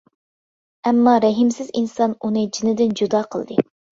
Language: Uyghur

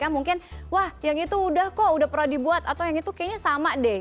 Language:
Indonesian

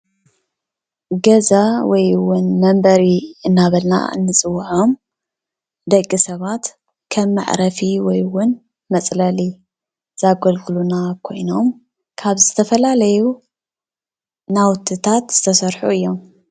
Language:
Tigrinya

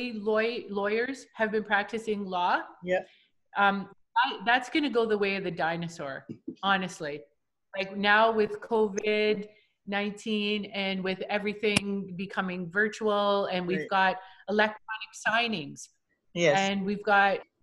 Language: English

